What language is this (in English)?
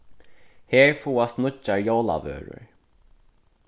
Faroese